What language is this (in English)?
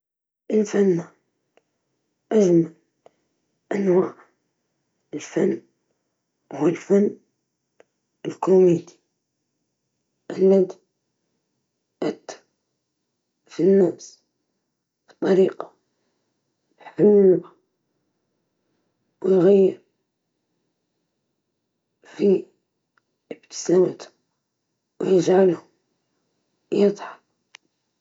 Libyan Arabic